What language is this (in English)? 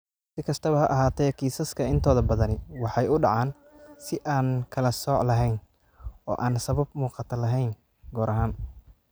Somali